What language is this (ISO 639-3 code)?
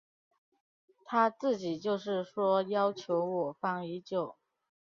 zho